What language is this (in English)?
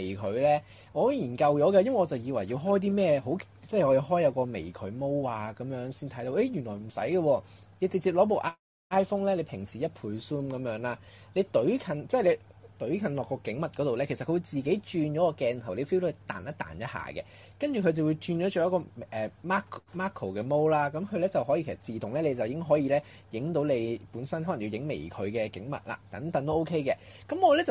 Chinese